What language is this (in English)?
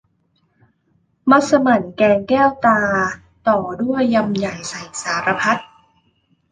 Thai